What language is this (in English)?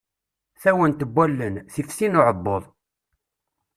Kabyle